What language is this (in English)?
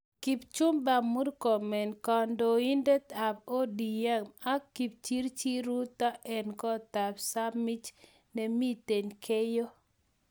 Kalenjin